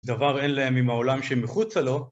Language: Hebrew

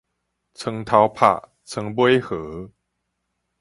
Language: Min Nan Chinese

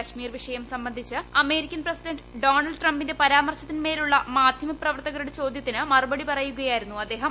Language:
Malayalam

